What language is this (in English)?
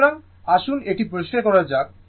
Bangla